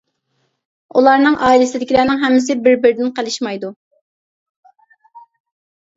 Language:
Uyghur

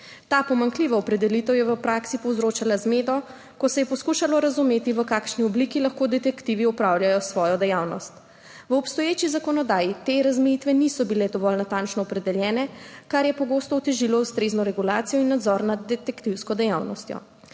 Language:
Slovenian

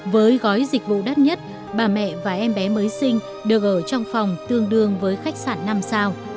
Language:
Vietnamese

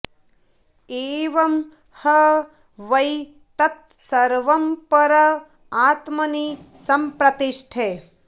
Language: Sanskrit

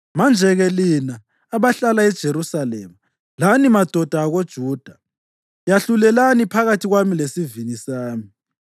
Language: North Ndebele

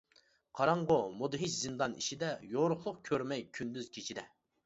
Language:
Uyghur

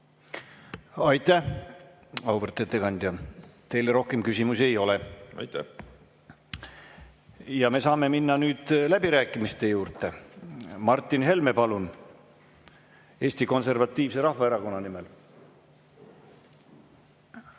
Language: Estonian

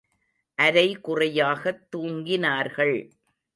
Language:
Tamil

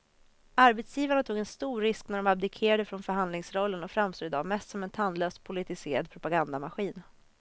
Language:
Swedish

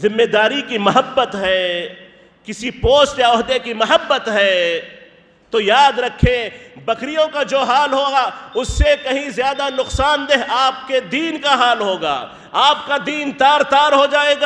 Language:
Arabic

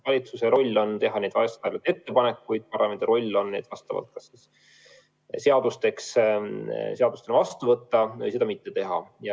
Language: Estonian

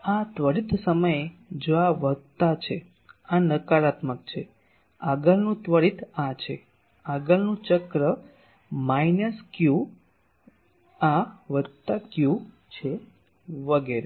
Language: Gujarati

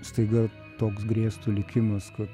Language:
Lithuanian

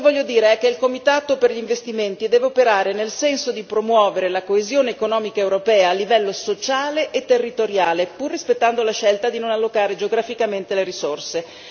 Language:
Italian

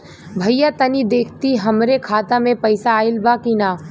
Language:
Bhojpuri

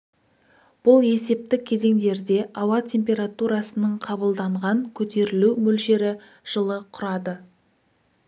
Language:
Kazakh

